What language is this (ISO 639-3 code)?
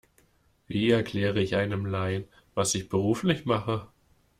deu